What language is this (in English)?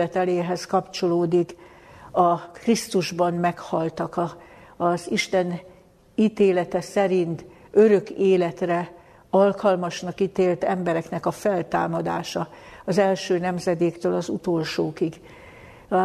Hungarian